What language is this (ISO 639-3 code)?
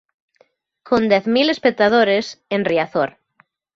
glg